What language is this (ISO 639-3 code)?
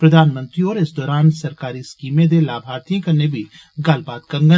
doi